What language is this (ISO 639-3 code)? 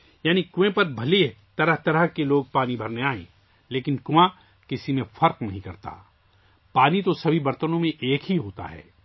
urd